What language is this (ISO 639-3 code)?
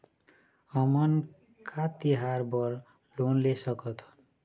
hne